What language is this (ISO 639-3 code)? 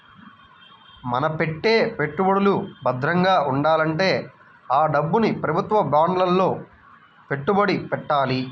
tel